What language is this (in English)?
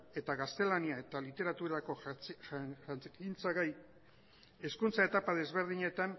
Basque